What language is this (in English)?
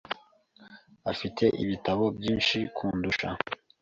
Kinyarwanda